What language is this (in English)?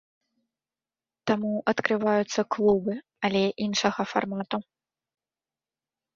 Belarusian